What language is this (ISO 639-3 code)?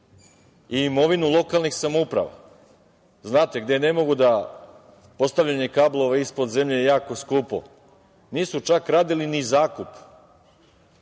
srp